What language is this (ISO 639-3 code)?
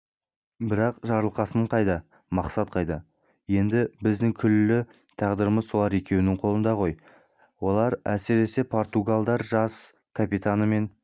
kaz